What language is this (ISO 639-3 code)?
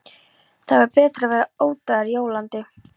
isl